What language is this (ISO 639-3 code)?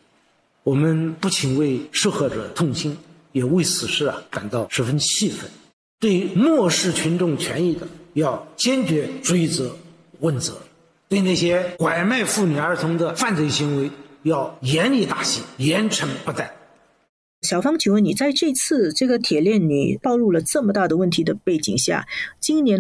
zho